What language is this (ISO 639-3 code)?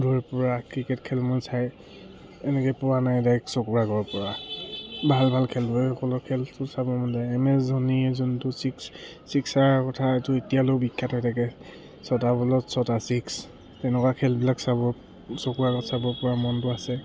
asm